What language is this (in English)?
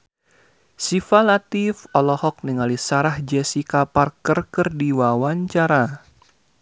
Sundanese